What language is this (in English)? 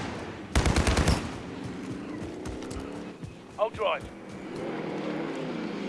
Turkish